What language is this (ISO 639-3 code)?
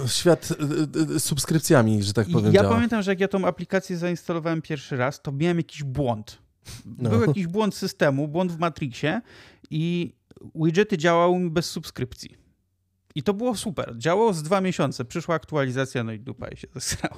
pol